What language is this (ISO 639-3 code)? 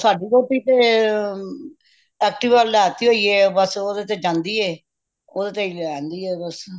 pan